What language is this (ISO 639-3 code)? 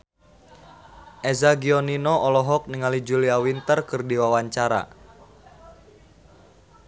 sun